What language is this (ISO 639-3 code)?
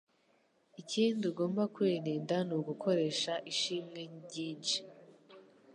kin